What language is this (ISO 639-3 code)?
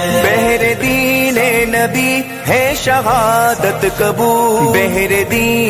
hin